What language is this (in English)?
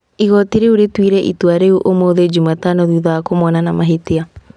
Kikuyu